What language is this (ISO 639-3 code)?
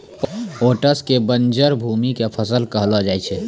mai